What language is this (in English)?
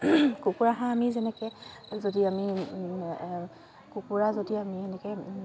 Assamese